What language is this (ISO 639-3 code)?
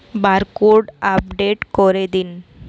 ben